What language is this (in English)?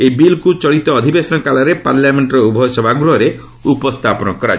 Odia